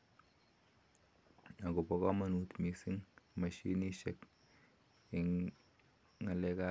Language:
Kalenjin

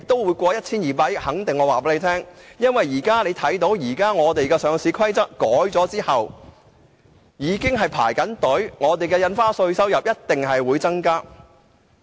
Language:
Cantonese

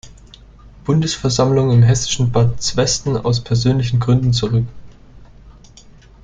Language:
German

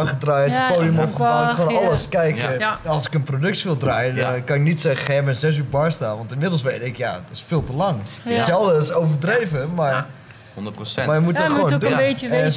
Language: Dutch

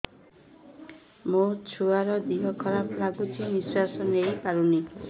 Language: Odia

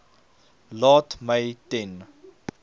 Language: Afrikaans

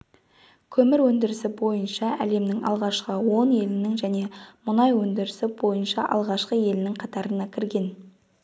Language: Kazakh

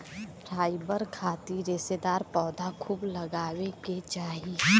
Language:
Bhojpuri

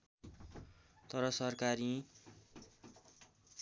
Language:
Nepali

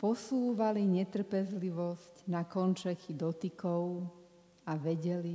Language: Slovak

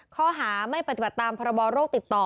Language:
Thai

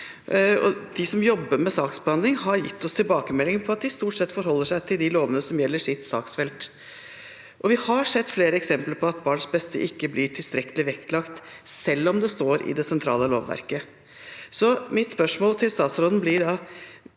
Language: Norwegian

